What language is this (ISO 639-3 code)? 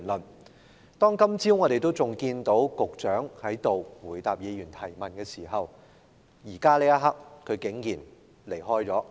yue